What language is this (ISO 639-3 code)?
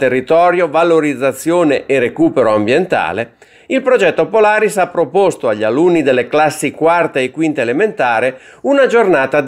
ita